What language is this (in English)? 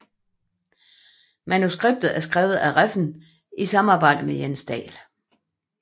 Danish